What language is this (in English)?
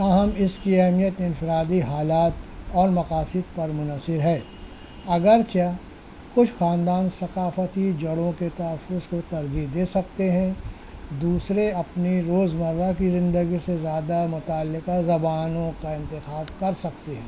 Urdu